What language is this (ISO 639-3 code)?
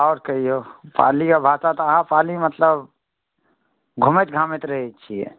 mai